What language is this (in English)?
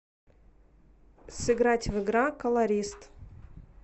Russian